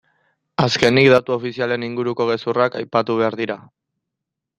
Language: Basque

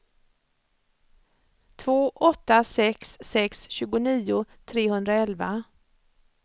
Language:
Swedish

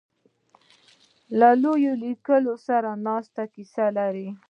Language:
Pashto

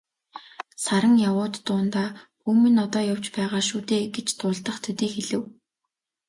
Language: Mongolian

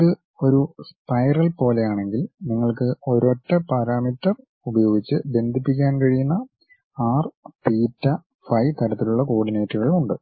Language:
Malayalam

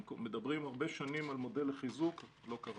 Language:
Hebrew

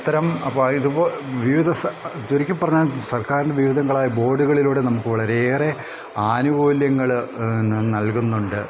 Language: Malayalam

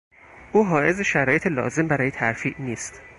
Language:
Persian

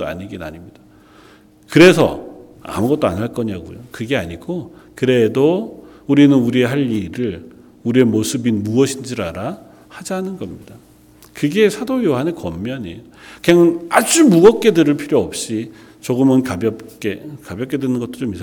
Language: Korean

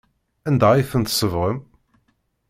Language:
Kabyle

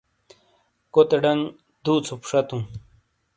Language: Shina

